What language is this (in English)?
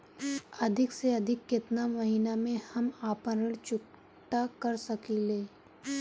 Bhojpuri